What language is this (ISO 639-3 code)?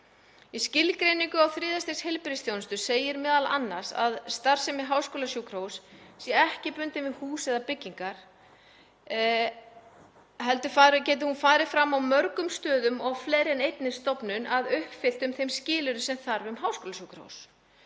isl